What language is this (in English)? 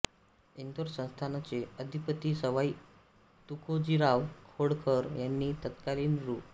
Marathi